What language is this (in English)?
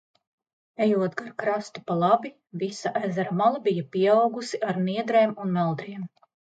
Latvian